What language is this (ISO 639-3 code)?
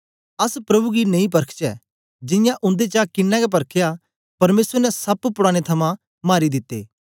doi